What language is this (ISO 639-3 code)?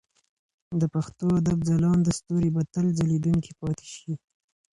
pus